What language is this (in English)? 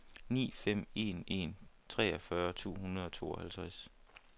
Danish